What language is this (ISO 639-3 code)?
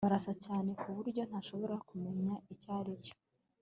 kin